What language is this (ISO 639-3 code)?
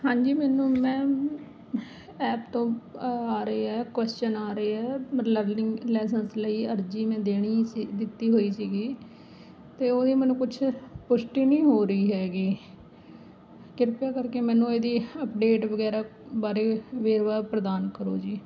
pan